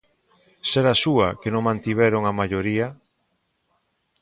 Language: Galician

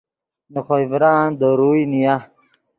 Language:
Yidgha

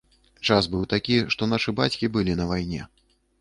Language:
Belarusian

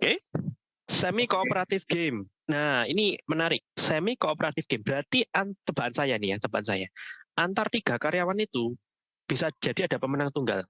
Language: Indonesian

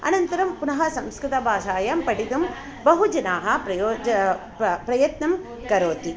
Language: Sanskrit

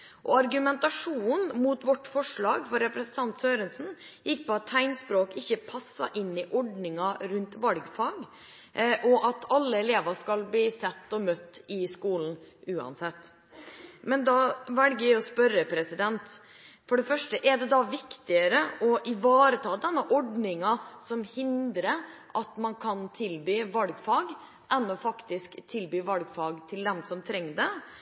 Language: Norwegian Bokmål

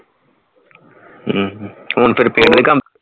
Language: Punjabi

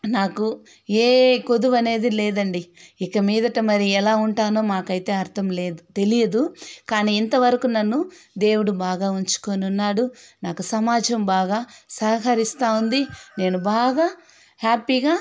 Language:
Telugu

